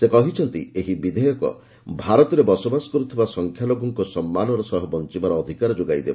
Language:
Odia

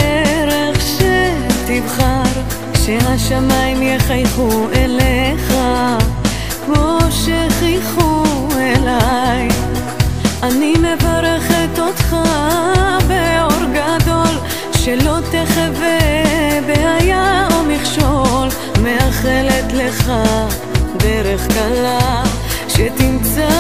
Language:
Hebrew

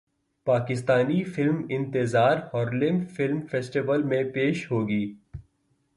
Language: Urdu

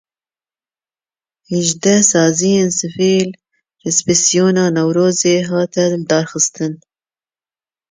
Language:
Kurdish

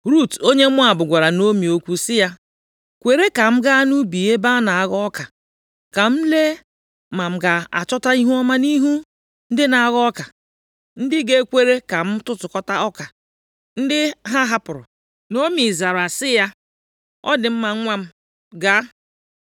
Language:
Igbo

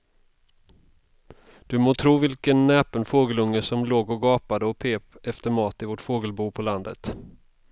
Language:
Swedish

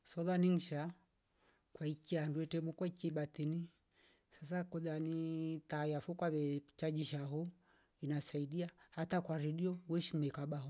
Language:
Rombo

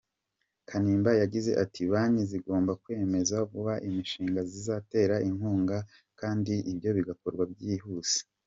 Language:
Kinyarwanda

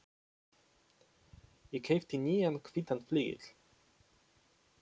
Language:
Icelandic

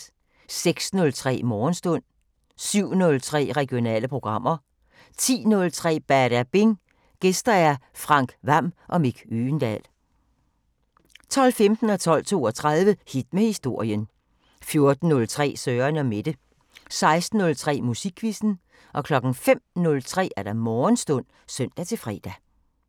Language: Danish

